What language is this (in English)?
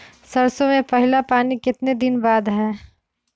Magahi